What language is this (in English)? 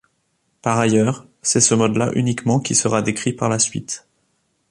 French